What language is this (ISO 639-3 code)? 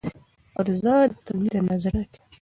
pus